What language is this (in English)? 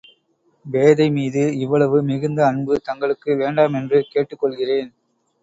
Tamil